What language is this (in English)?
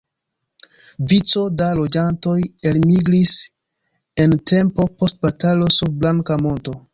Esperanto